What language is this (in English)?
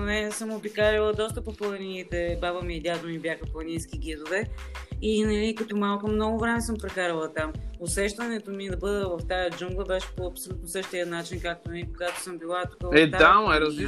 Bulgarian